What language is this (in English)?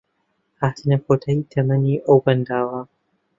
Central Kurdish